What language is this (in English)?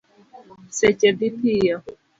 Luo (Kenya and Tanzania)